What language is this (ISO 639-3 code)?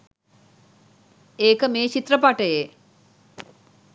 sin